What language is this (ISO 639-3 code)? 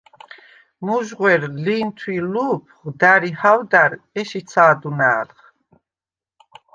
sva